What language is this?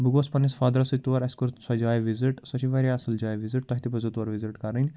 Kashmiri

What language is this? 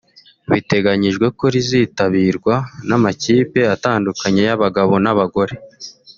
Kinyarwanda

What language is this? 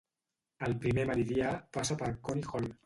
Catalan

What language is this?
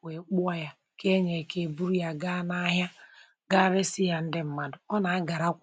Igbo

